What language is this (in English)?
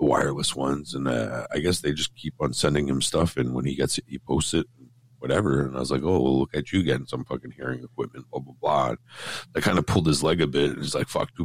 English